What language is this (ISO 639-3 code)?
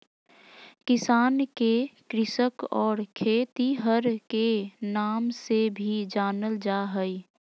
mag